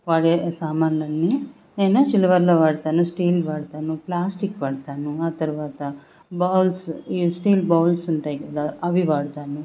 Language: Telugu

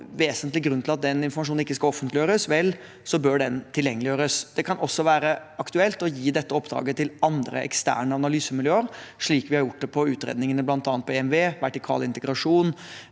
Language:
Norwegian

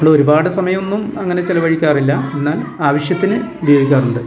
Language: Malayalam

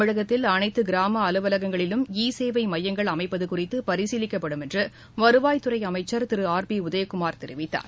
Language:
Tamil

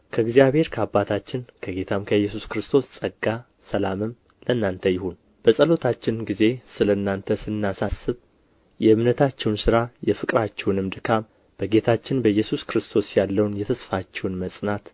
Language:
Amharic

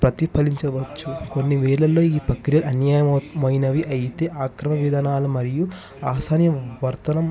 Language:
Telugu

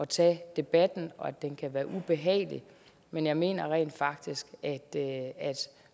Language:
Danish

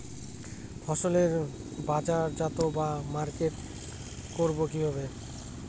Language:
Bangla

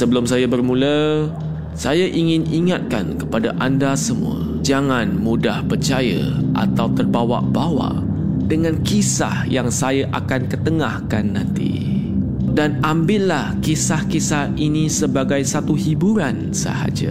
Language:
Malay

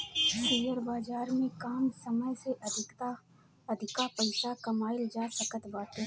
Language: Bhojpuri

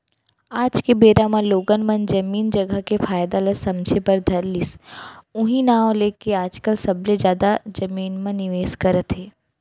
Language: Chhattisgarhi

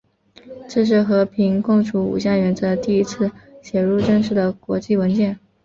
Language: Chinese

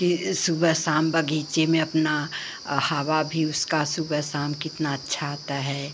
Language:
Hindi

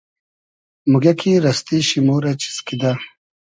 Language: Hazaragi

